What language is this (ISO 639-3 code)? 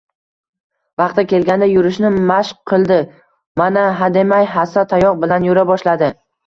uzb